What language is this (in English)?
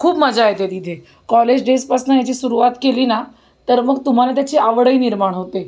Marathi